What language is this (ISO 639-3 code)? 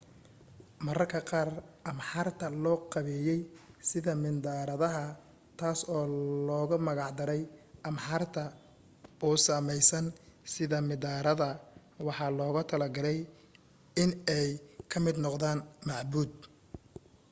som